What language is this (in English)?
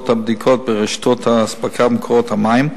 Hebrew